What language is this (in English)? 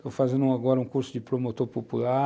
Portuguese